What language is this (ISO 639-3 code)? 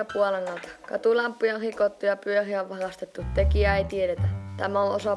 fin